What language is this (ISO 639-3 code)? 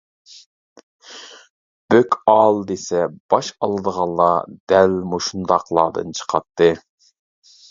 uig